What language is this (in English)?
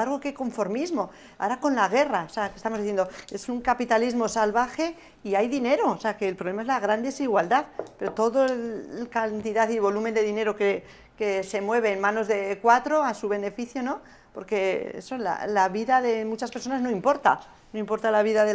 Spanish